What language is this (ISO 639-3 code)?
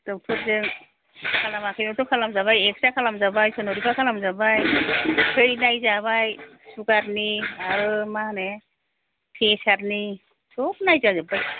brx